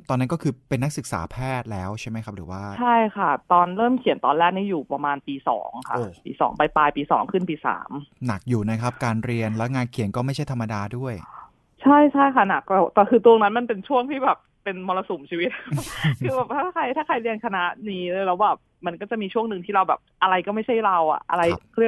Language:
Thai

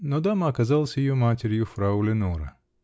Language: Russian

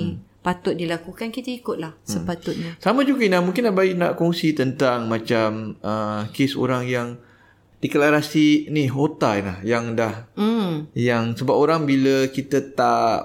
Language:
Malay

